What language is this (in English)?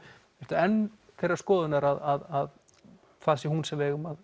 Icelandic